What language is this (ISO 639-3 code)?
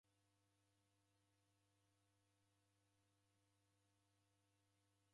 dav